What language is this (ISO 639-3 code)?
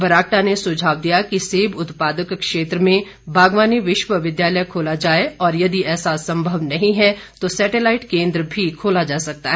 hin